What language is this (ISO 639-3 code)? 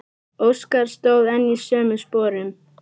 isl